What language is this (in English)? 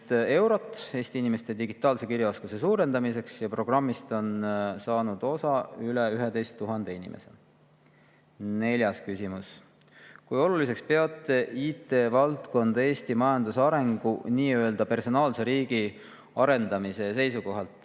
Estonian